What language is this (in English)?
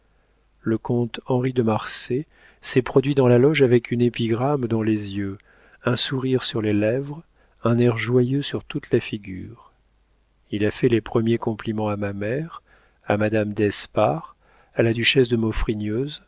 French